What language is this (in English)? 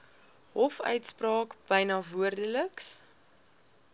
Afrikaans